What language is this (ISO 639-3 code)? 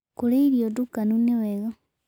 kik